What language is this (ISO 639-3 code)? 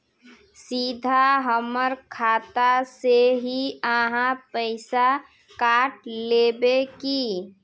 mag